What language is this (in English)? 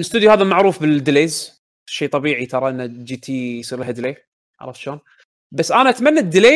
Arabic